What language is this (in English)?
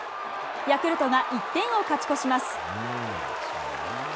Japanese